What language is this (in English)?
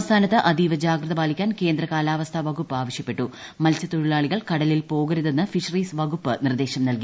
Malayalam